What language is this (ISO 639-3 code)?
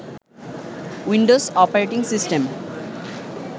ben